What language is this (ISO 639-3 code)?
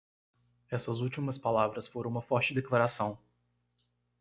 por